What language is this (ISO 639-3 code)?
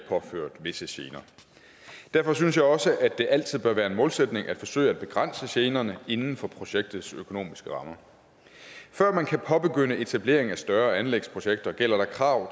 dan